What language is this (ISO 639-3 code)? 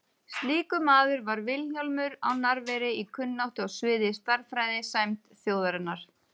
isl